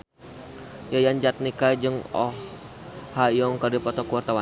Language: Sundanese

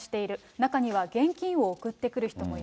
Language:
Japanese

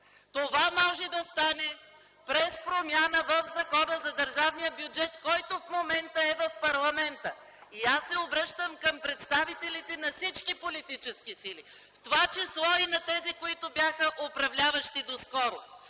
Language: Bulgarian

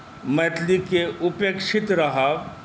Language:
Maithili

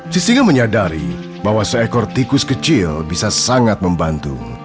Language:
Indonesian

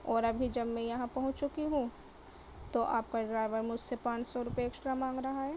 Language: Urdu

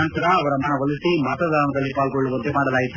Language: Kannada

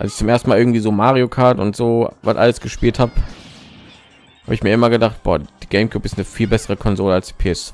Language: German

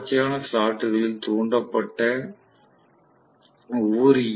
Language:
Tamil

